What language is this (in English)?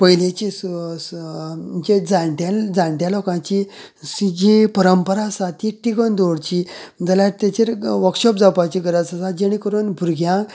Konkani